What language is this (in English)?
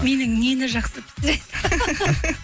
Kazakh